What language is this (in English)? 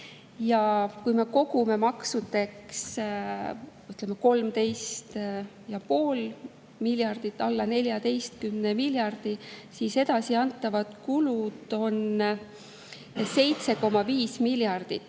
Estonian